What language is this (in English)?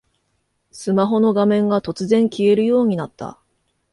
Japanese